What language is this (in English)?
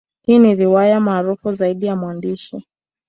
Swahili